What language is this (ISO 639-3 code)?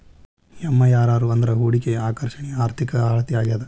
kan